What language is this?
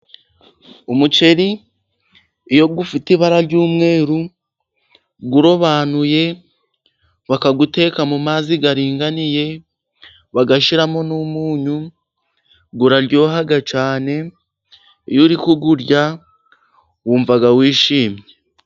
Kinyarwanda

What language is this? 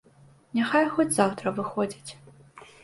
Belarusian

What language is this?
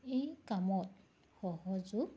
Assamese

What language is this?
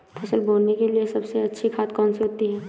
Hindi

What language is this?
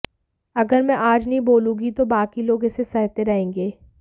Hindi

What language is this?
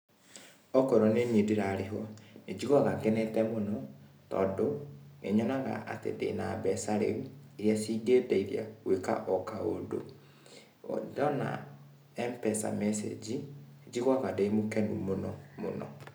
Kikuyu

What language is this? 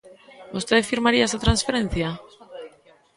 Galician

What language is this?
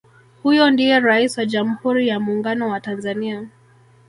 Swahili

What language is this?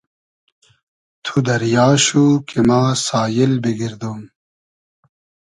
Hazaragi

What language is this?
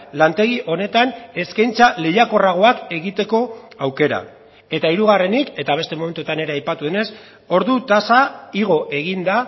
Basque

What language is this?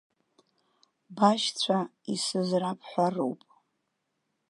Abkhazian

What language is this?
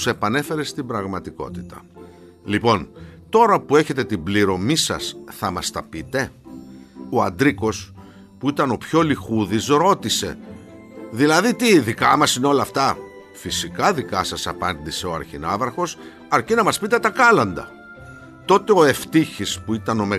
Greek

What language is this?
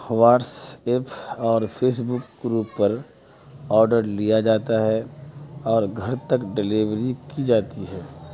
Urdu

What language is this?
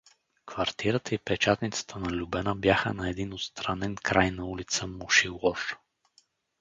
Bulgarian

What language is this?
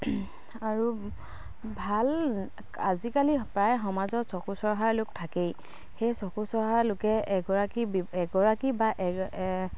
Assamese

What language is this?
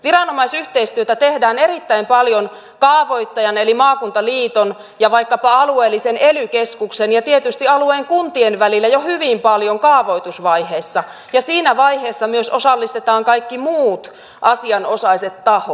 Finnish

